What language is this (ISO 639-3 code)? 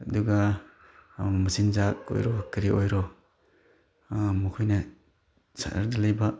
mni